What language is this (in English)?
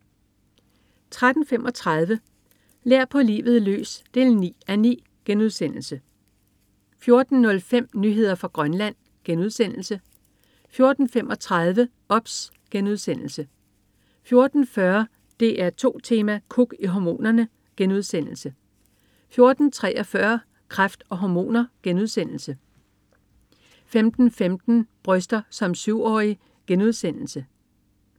Danish